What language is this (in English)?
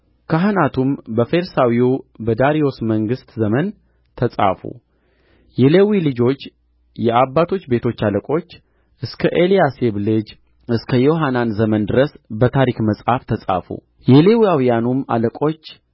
Amharic